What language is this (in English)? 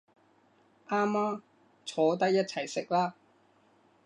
Cantonese